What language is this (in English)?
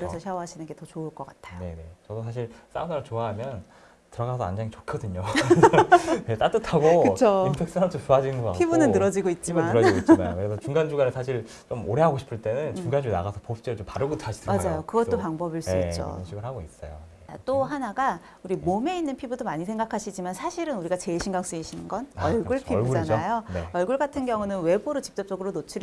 Korean